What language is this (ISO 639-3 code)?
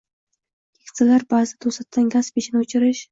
uzb